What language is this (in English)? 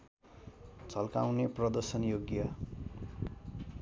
Nepali